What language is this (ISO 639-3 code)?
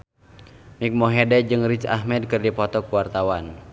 sun